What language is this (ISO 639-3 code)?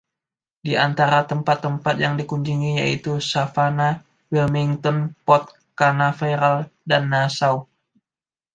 ind